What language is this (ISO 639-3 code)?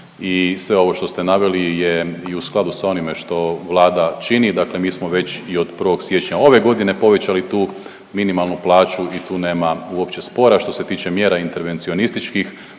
hrv